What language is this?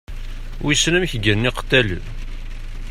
Kabyle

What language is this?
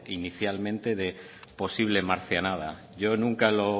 Spanish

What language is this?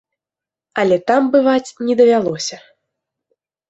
Belarusian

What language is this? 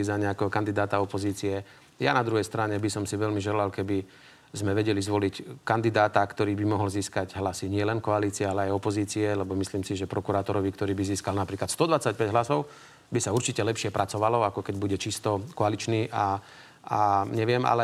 Slovak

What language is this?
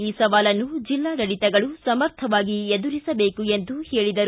Kannada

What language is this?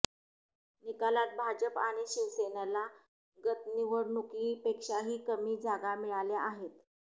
Marathi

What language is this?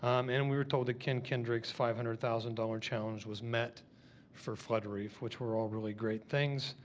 English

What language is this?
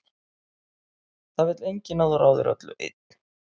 Icelandic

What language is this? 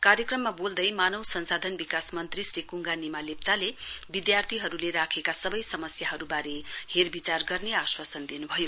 Nepali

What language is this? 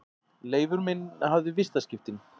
Icelandic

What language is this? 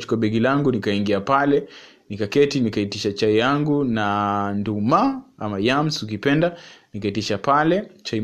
Swahili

